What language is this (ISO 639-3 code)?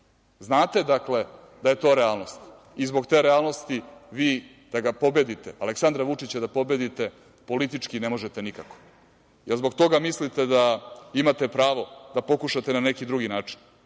srp